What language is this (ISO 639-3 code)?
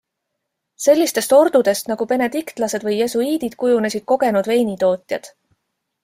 est